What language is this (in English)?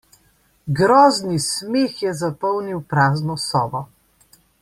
Slovenian